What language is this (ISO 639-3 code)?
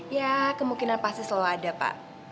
ind